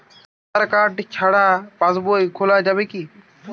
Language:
Bangla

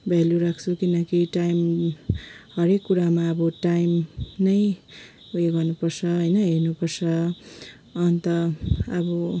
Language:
Nepali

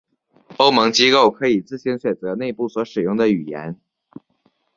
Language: Chinese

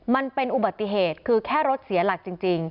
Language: Thai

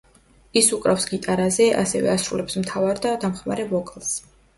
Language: Georgian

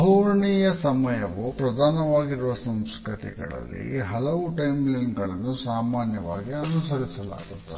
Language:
Kannada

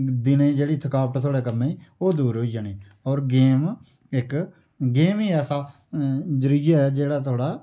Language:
Dogri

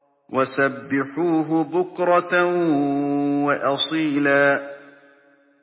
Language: Arabic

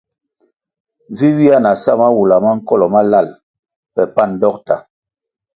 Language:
Kwasio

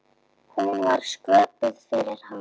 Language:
Icelandic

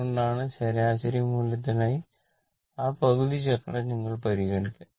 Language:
Malayalam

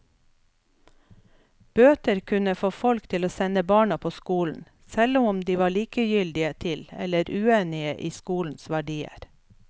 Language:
Norwegian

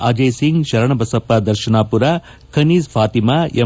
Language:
Kannada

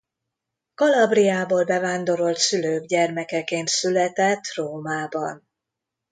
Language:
Hungarian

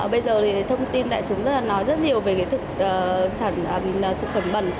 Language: Vietnamese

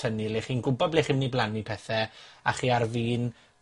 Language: Welsh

